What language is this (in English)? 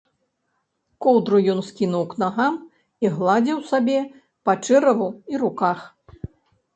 Belarusian